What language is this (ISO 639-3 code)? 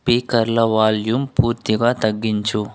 tel